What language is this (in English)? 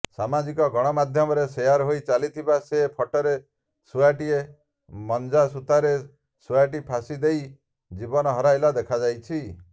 Odia